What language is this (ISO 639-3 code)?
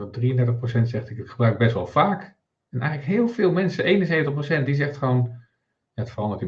nld